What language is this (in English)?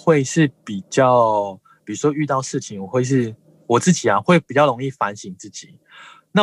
Chinese